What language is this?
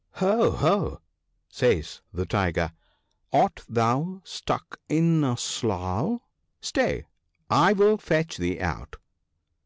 English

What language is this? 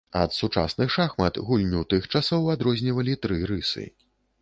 Belarusian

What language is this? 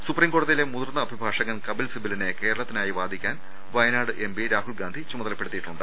Malayalam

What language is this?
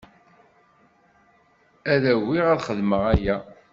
Kabyle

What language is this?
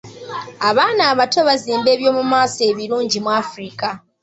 Ganda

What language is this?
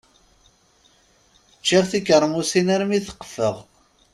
Kabyle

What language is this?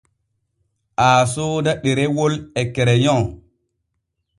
Borgu Fulfulde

